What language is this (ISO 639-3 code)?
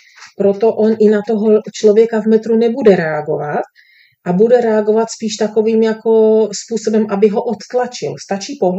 ces